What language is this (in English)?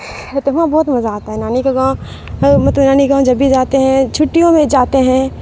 Urdu